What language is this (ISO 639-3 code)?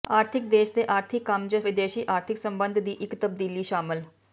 pan